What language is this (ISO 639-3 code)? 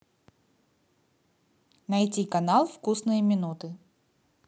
rus